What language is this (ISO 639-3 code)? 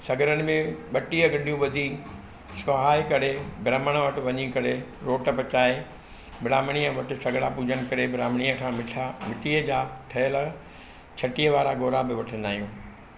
snd